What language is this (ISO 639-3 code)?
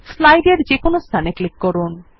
ben